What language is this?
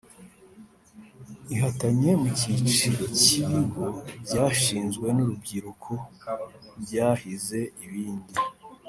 Kinyarwanda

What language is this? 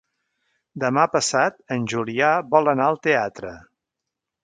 Catalan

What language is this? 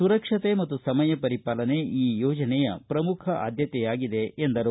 Kannada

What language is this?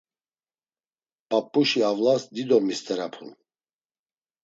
Laz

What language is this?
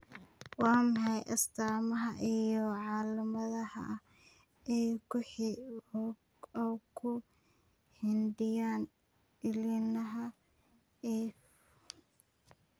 Somali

